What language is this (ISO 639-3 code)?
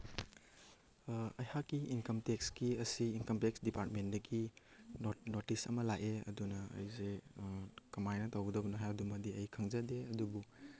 mni